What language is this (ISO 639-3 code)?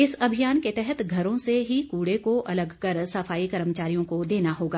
hin